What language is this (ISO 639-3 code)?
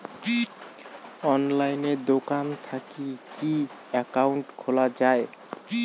ben